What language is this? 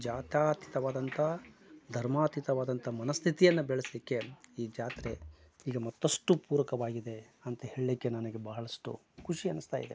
Kannada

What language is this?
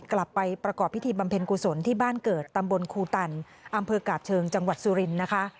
Thai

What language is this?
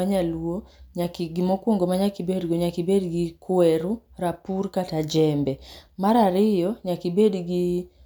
Luo (Kenya and Tanzania)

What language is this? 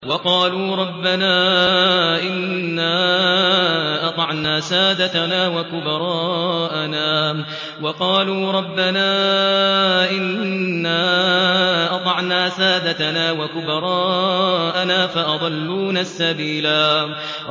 Arabic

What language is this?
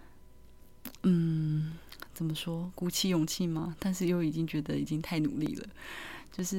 Chinese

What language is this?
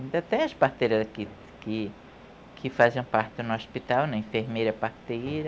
Portuguese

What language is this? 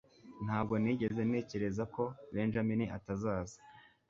Kinyarwanda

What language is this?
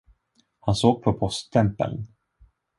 Swedish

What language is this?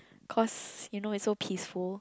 English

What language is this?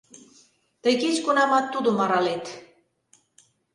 Mari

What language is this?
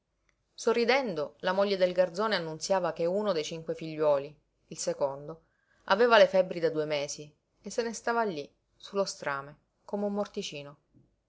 Italian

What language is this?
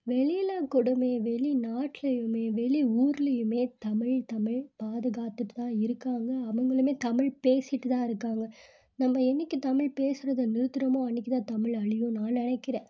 Tamil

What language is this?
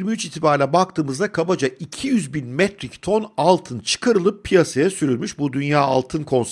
Turkish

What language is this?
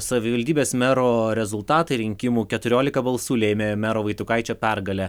Lithuanian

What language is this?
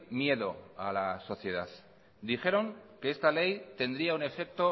Spanish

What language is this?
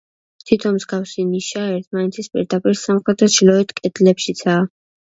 Georgian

